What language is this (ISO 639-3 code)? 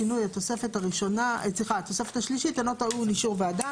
heb